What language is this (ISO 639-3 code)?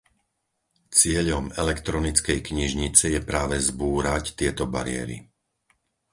slk